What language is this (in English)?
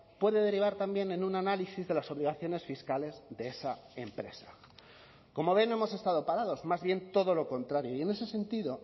Spanish